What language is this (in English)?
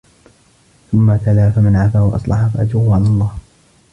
Arabic